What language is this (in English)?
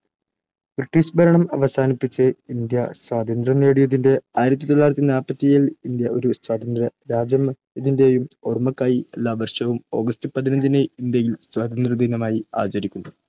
Malayalam